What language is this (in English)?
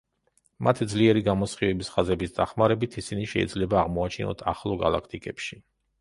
Georgian